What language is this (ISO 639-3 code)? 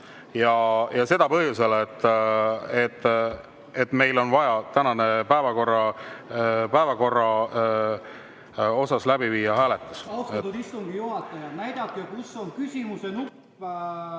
est